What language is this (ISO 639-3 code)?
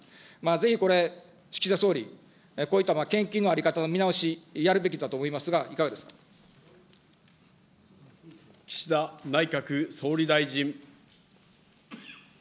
jpn